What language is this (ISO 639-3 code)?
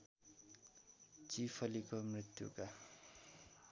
nep